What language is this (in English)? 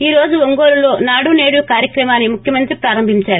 Telugu